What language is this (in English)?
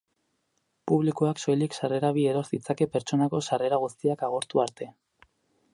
Basque